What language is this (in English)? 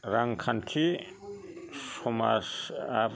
Bodo